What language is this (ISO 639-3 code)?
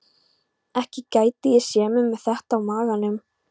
isl